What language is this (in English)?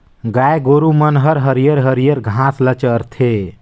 Chhattisgarhi